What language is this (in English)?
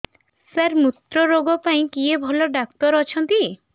Odia